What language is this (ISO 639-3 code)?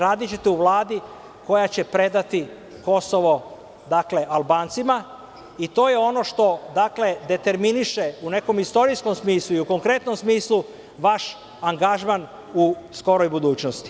srp